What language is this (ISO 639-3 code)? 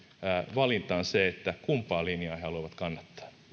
fin